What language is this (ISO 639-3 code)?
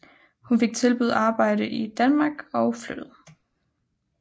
dan